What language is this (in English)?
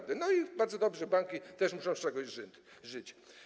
Polish